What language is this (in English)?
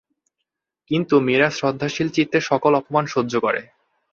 Bangla